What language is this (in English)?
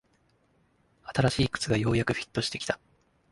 Japanese